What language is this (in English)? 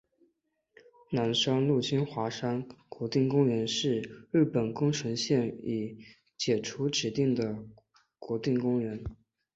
Chinese